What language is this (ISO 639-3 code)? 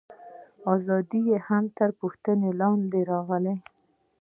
pus